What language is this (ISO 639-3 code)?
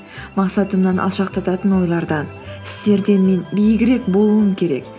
kaz